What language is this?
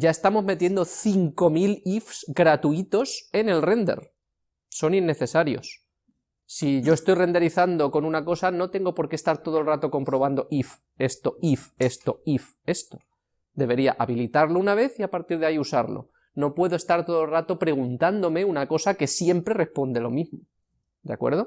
Spanish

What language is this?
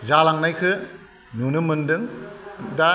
Bodo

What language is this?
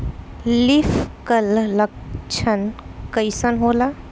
Bhojpuri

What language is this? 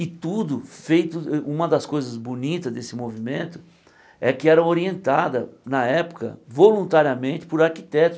Portuguese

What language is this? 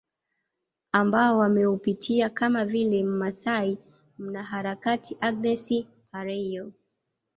Swahili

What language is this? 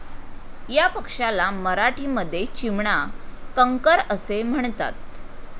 Marathi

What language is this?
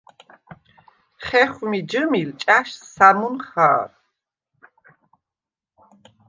Svan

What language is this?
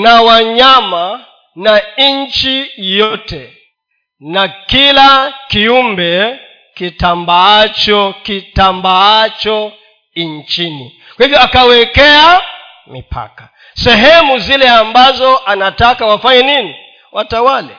Swahili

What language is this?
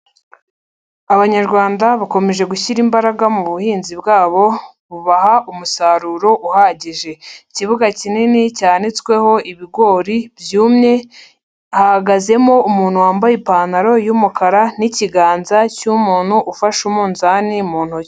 Kinyarwanda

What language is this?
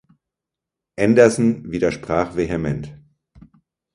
German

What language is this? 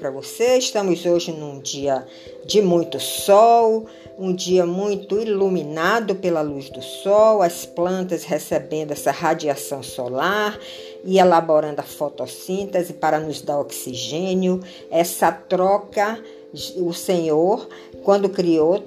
Portuguese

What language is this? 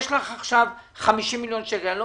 Hebrew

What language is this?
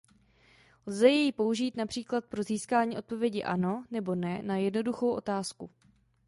Czech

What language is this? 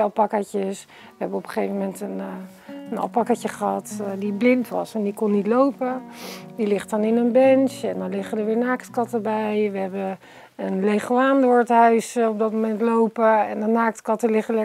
Dutch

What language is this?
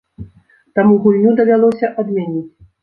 Belarusian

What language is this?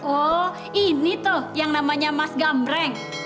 Indonesian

